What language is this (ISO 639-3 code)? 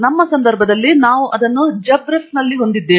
kan